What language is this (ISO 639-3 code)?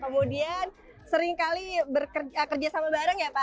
ind